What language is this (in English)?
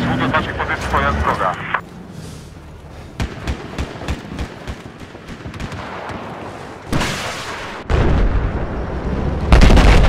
Polish